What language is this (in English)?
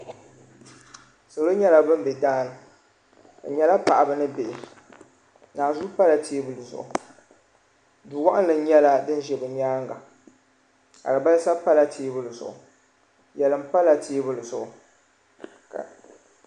Dagbani